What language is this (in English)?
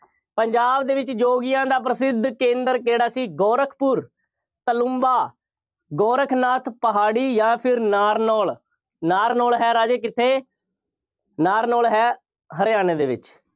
Punjabi